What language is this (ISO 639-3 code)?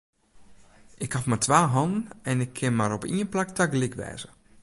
fry